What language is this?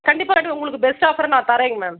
Tamil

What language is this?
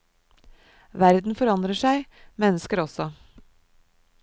Norwegian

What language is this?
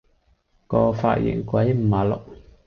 Cantonese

